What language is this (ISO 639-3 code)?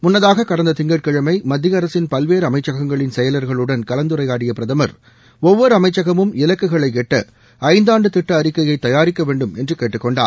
tam